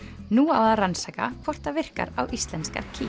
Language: Icelandic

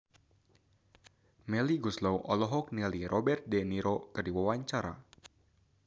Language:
Sundanese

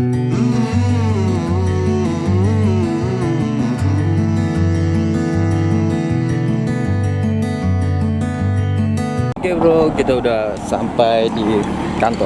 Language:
Indonesian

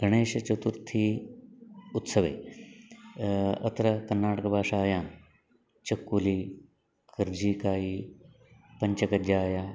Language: Sanskrit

